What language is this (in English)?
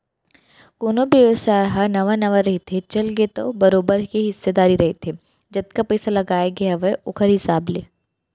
Chhattisgarhi